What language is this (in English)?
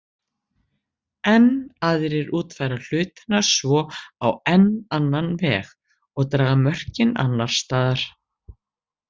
Icelandic